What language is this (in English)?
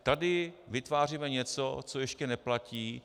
Czech